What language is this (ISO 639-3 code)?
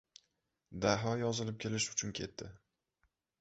uzb